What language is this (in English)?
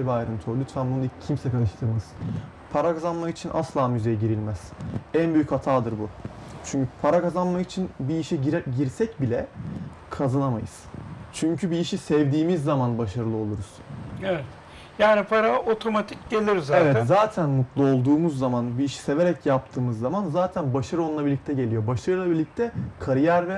Turkish